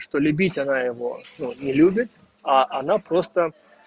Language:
Russian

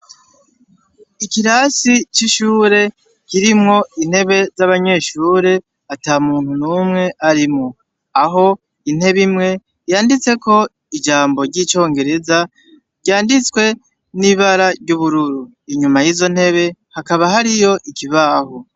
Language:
Rundi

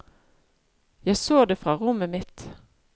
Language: Norwegian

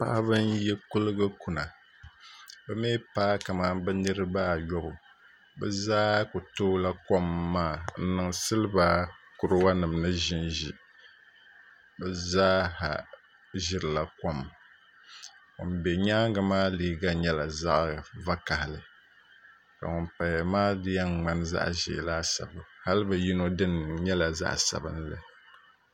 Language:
Dagbani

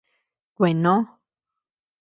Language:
Tepeuxila Cuicatec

